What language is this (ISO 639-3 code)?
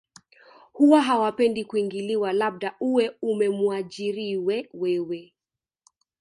swa